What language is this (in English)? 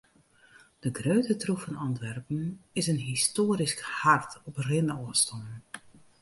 Western Frisian